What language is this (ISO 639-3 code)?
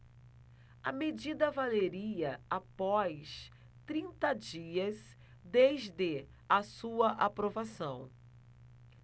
por